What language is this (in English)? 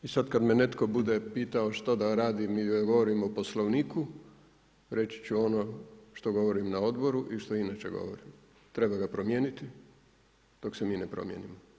Croatian